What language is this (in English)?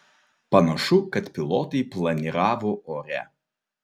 Lithuanian